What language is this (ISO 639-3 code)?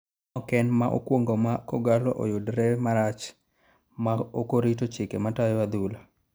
luo